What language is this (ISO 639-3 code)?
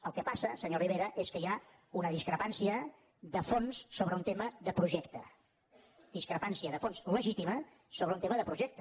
cat